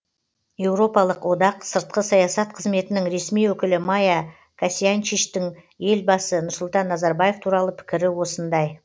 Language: Kazakh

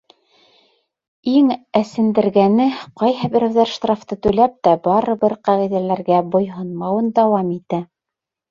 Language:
Bashkir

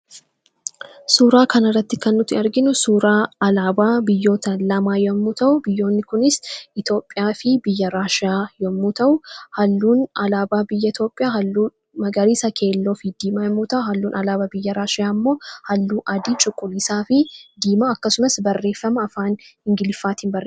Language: Oromo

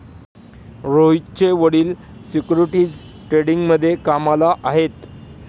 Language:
Marathi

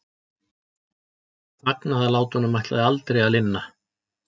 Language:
Icelandic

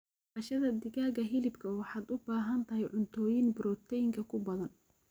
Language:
Somali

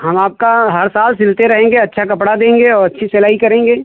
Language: Hindi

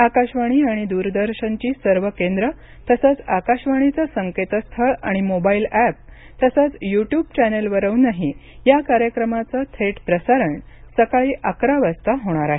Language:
Marathi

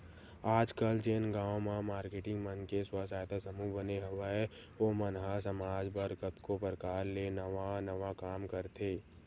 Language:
Chhattisgarhi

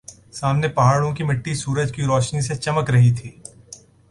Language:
Urdu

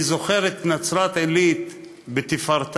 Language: Hebrew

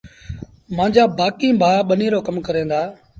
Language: Sindhi Bhil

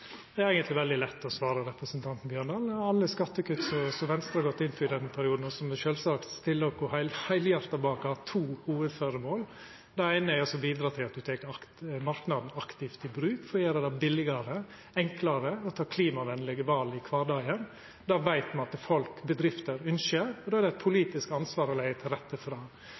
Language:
Norwegian Nynorsk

